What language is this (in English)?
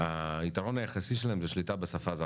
Hebrew